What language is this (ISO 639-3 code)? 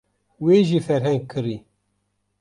kur